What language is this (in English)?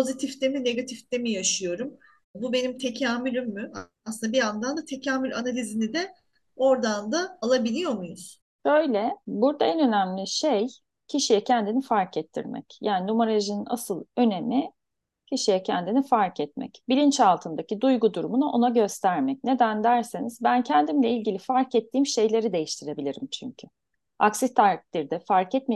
Turkish